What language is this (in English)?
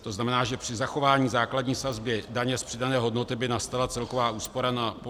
Czech